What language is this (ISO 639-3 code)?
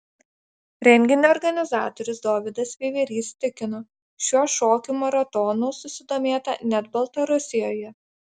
lit